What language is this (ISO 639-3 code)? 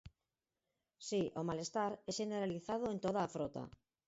glg